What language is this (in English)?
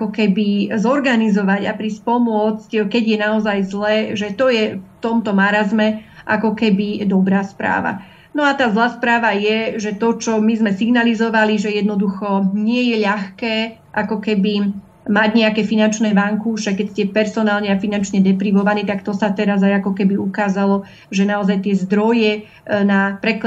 Slovak